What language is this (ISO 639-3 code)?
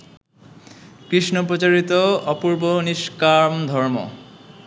ben